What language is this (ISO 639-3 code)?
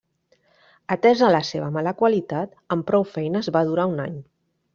cat